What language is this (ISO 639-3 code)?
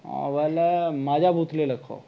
ori